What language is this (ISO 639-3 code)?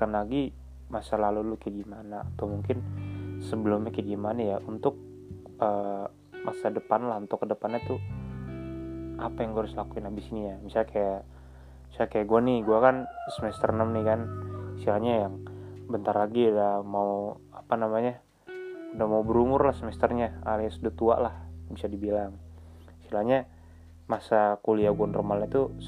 ind